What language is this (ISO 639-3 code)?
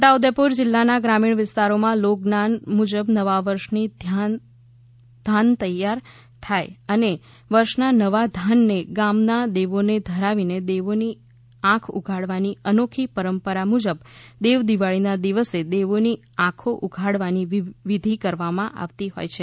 guj